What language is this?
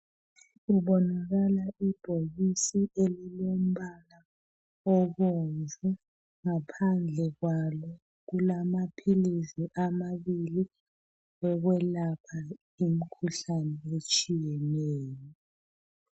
North Ndebele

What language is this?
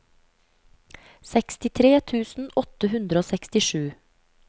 Norwegian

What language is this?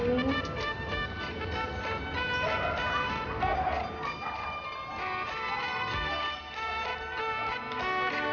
Indonesian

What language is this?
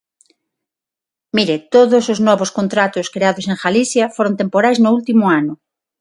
Galician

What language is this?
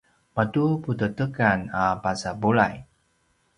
Paiwan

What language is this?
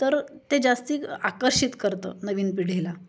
Marathi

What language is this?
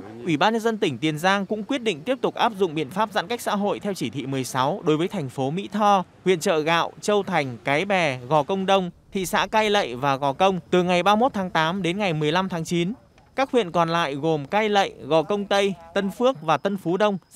Vietnamese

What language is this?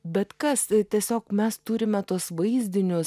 Lithuanian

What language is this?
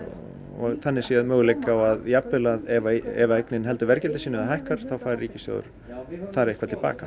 Icelandic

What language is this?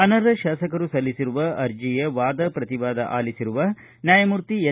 Kannada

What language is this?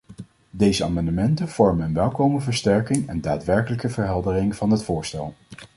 Dutch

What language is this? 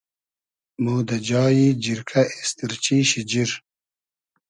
Hazaragi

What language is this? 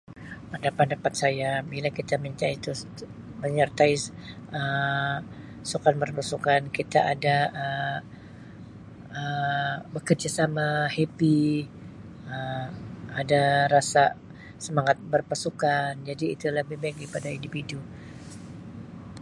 Sabah Malay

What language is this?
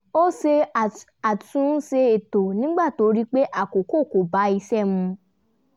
Yoruba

